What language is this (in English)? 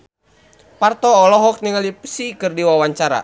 Sundanese